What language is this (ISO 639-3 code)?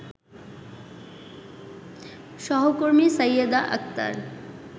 ben